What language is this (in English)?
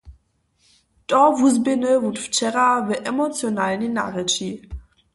Upper Sorbian